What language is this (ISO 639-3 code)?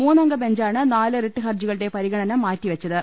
mal